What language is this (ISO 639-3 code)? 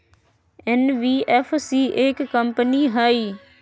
mag